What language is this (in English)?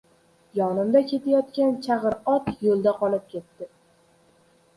Uzbek